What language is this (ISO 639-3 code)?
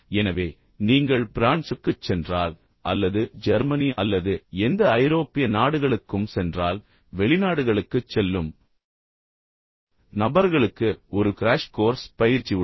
tam